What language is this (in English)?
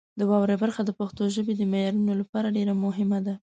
Pashto